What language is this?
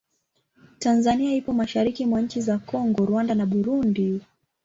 Swahili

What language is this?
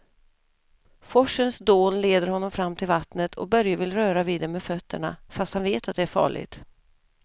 Swedish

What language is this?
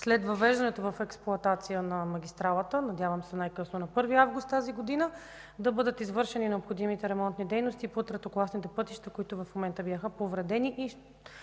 Bulgarian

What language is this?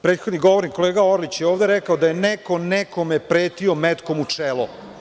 Serbian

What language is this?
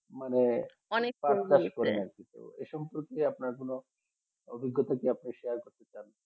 Bangla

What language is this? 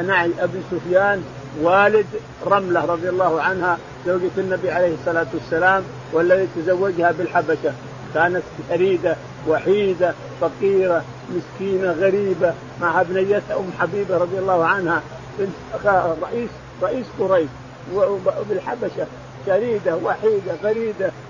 Arabic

